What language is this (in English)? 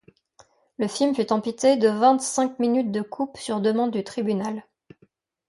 French